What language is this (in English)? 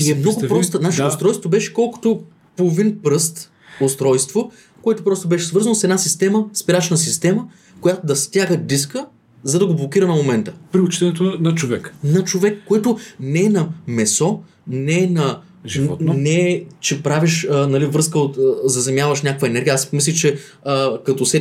Bulgarian